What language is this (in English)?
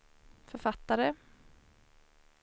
Swedish